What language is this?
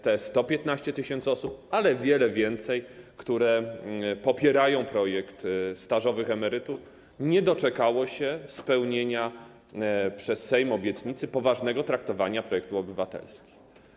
Polish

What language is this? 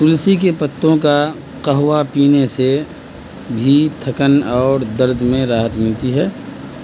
Urdu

